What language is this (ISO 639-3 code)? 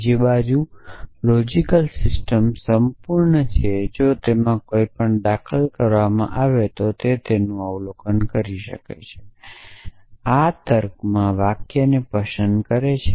guj